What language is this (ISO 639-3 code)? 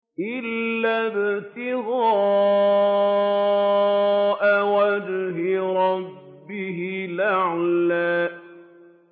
ara